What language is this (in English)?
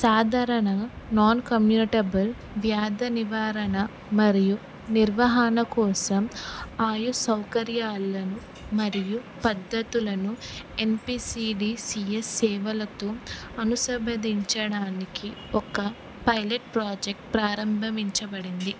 Telugu